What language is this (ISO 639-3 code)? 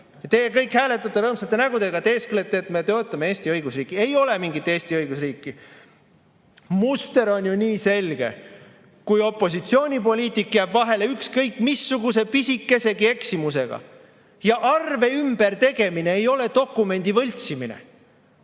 est